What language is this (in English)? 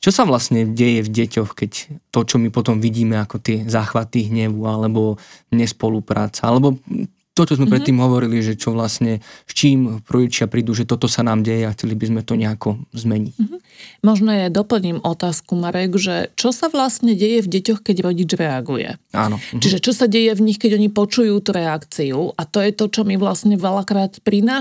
Slovak